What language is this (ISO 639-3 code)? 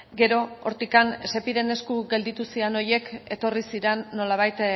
eus